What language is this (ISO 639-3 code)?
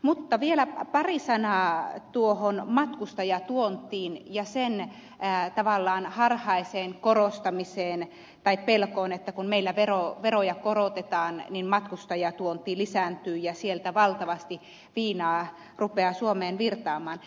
fin